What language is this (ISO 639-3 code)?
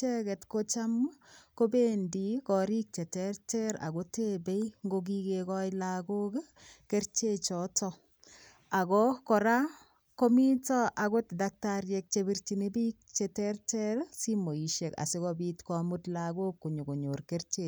kln